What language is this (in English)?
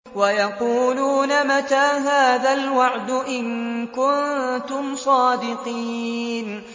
Arabic